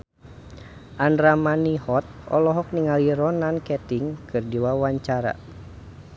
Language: Sundanese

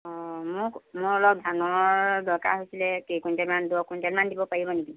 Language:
Assamese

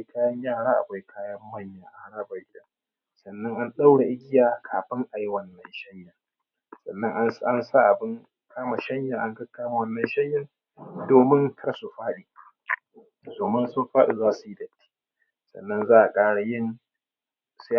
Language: Hausa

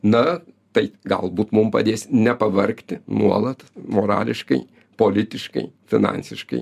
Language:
Lithuanian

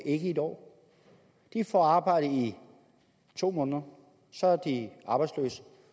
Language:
Danish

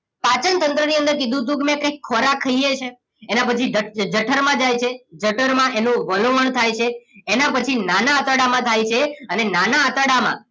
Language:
Gujarati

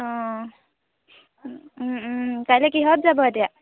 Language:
Assamese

